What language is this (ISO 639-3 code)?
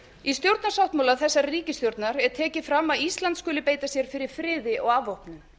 isl